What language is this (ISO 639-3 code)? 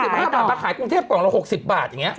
tha